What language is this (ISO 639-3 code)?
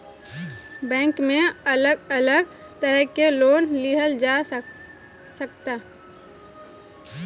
bho